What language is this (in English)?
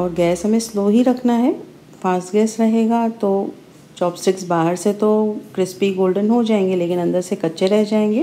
Hindi